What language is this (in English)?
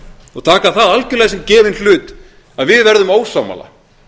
Icelandic